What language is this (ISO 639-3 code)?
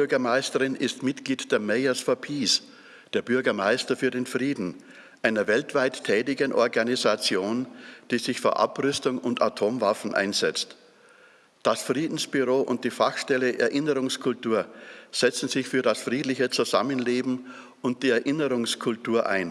deu